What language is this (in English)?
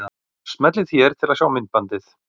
Icelandic